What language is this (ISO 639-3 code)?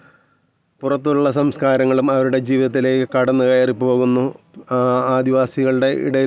mal